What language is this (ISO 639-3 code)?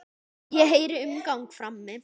isl